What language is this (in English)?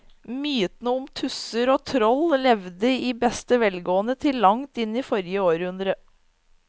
Norwegian